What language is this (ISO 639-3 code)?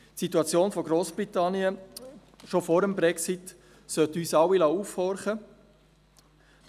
gsw